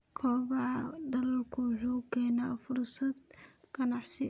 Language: Somali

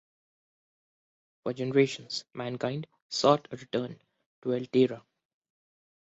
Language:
English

